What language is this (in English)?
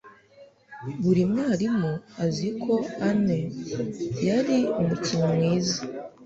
Kinyarwanda